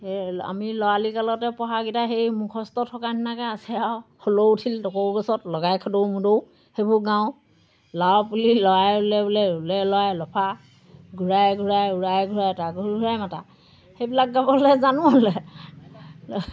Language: Assamese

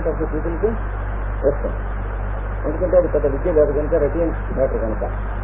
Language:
Hindi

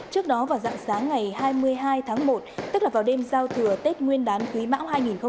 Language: Vietnamese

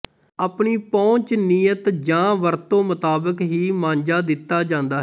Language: Punjabi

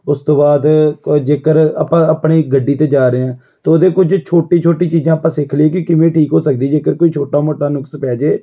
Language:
Punjabi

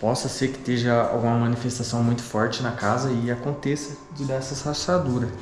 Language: Portuguese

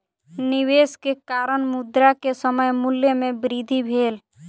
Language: Maithili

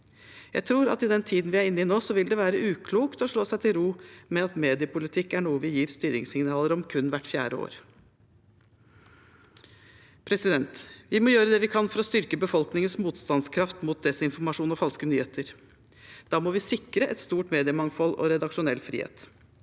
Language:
Norwegian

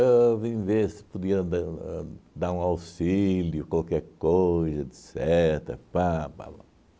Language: Portuguese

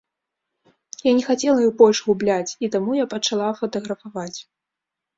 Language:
Belarusian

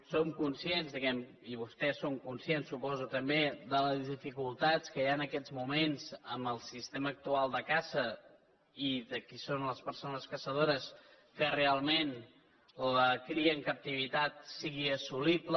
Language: Catalan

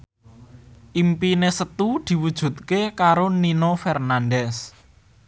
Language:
Javanese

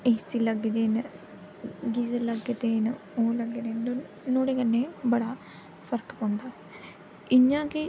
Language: Dogri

